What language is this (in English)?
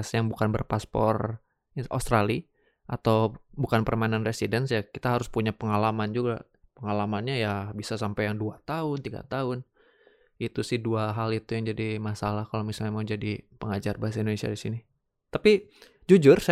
Indonesian